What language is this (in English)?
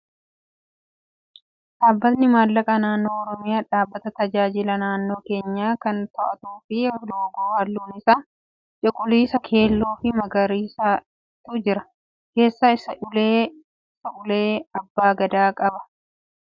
Oromo